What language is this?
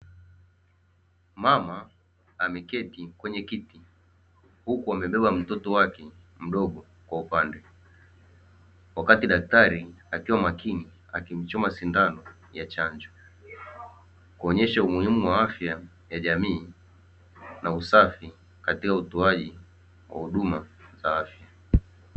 Swahili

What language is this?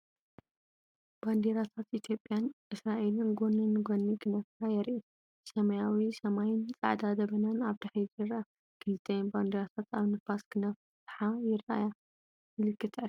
Tigrinya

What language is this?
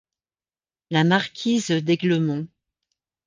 French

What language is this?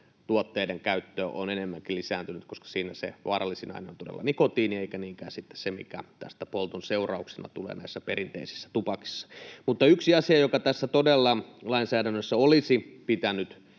Finnish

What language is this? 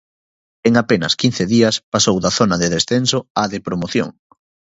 Galician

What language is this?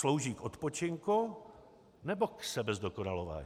Czech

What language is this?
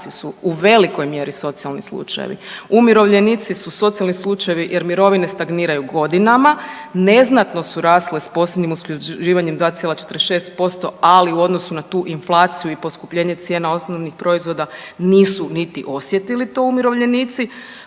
Croatian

